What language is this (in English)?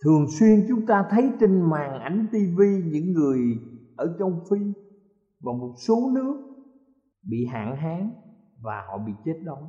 Vietnamese